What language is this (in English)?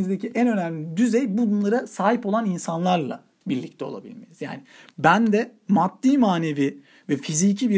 Turkish